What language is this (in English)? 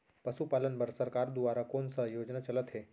Chhattisgarhi